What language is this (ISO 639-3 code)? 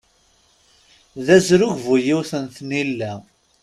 kab